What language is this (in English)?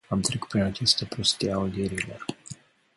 Romanian